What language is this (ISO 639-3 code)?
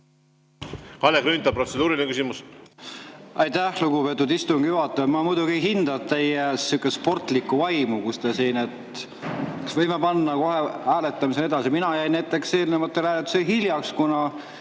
est